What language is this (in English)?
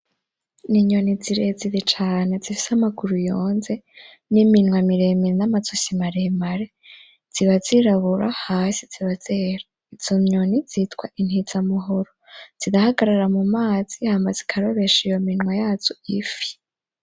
Rundi